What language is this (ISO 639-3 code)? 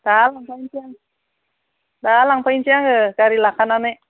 brx